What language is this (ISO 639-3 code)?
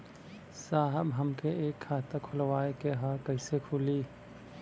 bho